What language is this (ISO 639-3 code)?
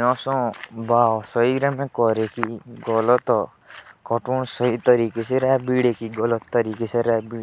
jns